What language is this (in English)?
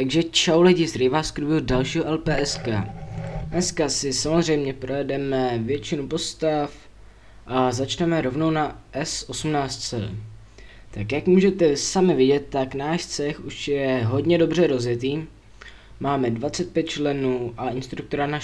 Czech